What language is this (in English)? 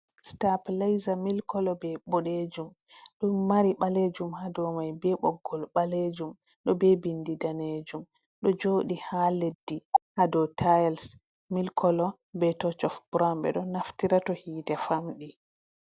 Fula